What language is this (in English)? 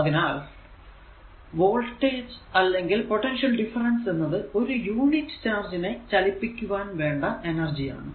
Malayalam